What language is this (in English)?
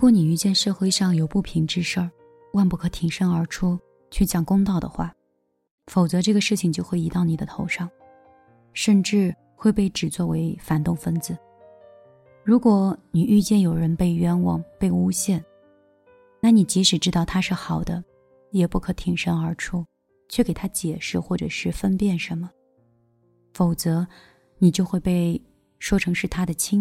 Chinese